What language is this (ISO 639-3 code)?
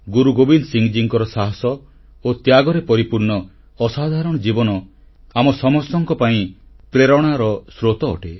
ori